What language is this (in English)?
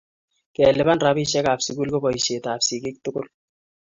Kalenjin